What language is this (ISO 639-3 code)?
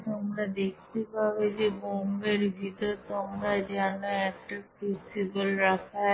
ben